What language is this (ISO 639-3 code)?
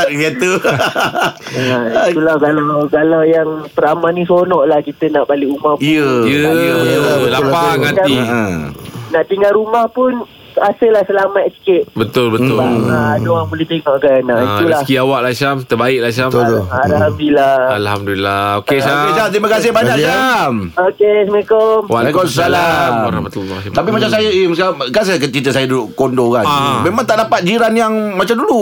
msa